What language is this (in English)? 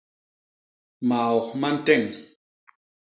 Basaa